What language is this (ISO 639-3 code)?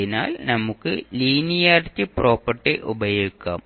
mal